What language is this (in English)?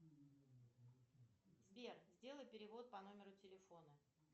Russian